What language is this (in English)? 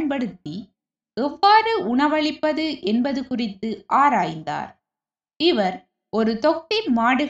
Tamil